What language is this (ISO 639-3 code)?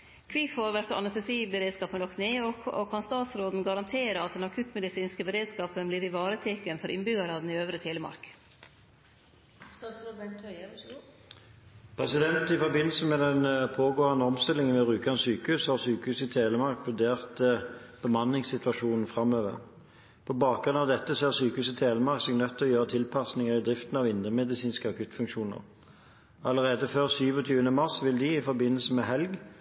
nor